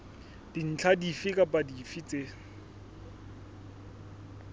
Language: Southern Sotho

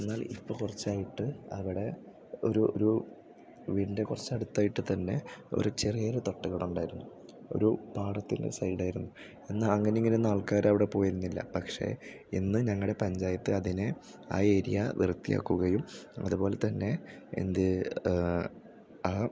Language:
Malayalam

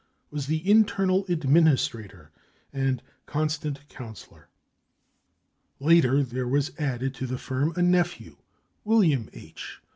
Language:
English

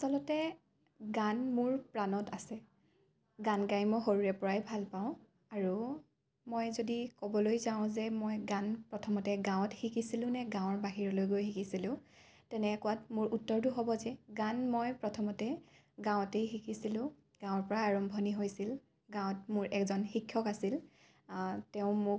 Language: Assamese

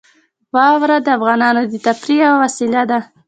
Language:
Pashto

